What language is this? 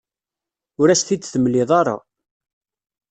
Kabyle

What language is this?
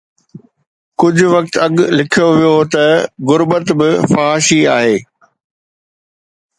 Sindhi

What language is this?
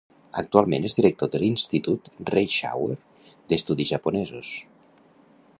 Catalan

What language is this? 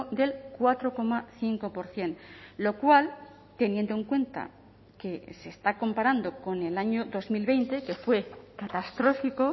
Spanish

